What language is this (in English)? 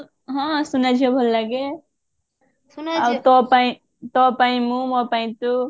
Odia